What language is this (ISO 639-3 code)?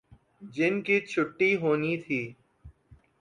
urd